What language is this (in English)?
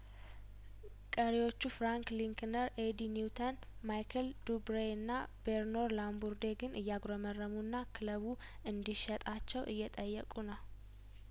Amharic